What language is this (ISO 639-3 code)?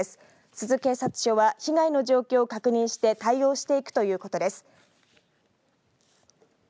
jpn